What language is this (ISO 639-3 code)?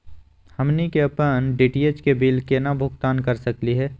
mag